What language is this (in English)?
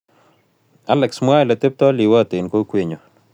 Kalenjin